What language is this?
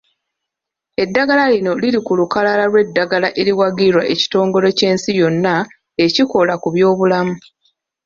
Ganda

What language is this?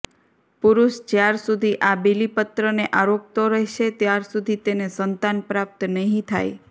Gujarati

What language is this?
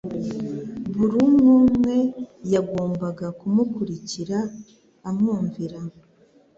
Kinyarwanda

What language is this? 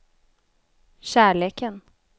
Swedish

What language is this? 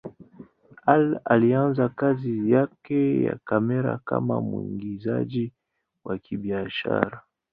Swahili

